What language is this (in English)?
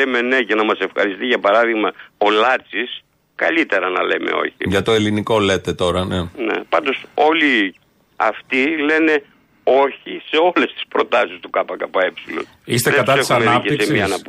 Greek